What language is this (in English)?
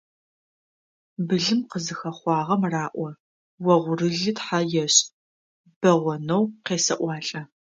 Adyghe